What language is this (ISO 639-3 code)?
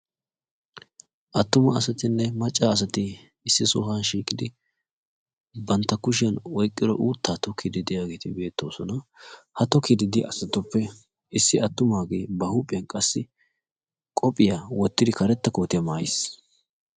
wal